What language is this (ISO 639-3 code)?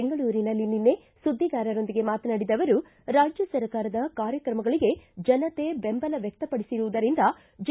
kan